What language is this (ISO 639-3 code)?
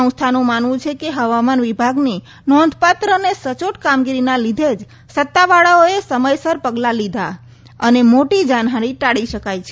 guj